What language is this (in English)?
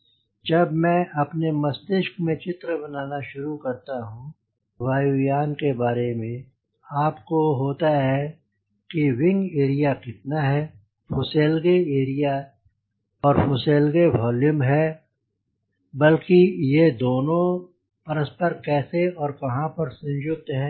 Hindi